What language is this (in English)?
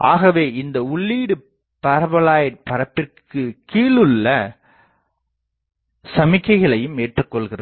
Tamil